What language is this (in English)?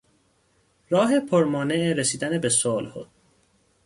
Persian